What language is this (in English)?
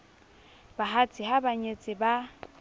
Southern Sotho